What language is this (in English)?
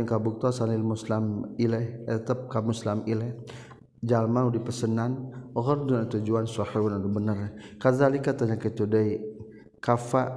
Malay